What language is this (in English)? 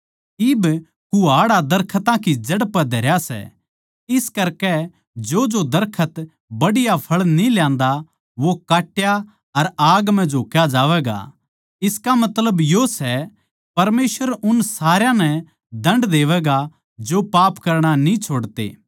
Haryanvi